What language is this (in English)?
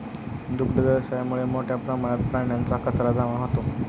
Marathi